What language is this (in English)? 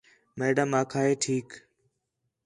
Khetrani